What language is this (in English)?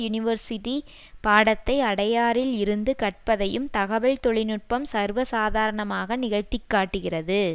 Tamil